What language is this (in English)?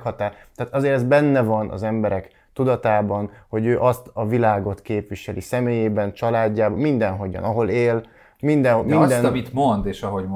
Hungarian